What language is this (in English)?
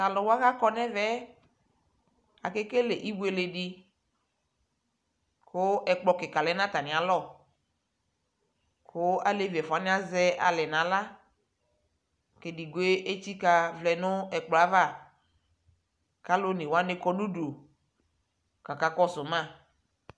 Ikposo